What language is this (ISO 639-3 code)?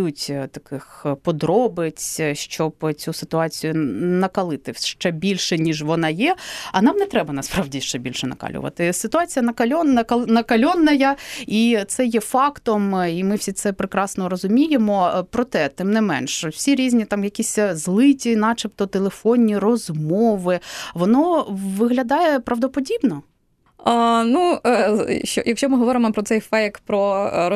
ukr